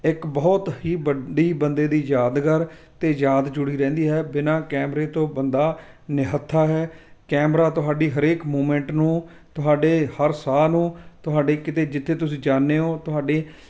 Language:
Punjabi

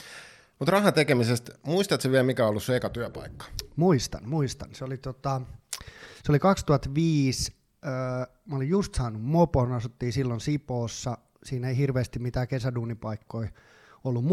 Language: Finnish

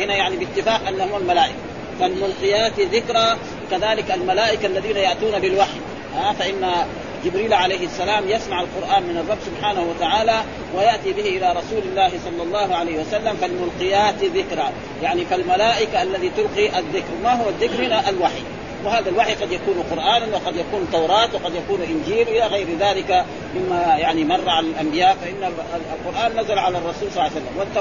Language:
Arabic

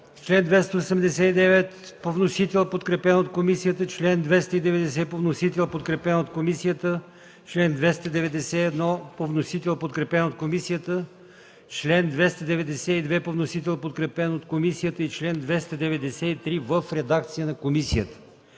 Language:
Bulgarian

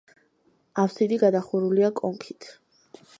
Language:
Georgian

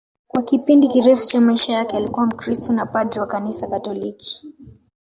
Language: Swahili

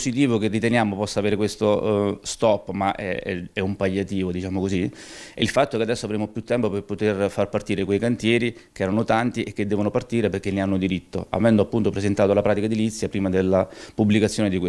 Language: Italian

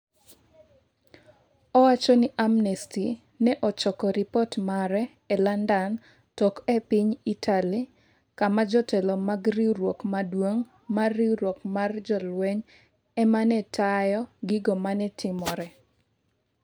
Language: Luo (Kenya and Tanzania)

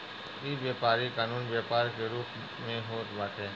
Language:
Bhojpuri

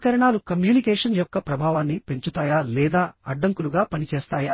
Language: Telugu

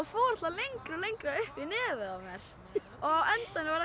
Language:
Icelandic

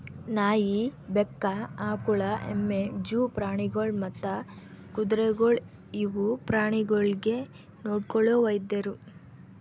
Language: Kannada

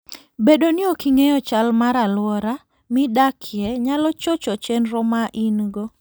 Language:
Luo (Kenya and Tanzania)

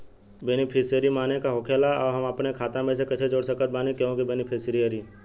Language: Bhojpuri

